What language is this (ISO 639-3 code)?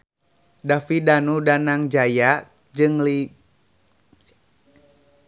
sun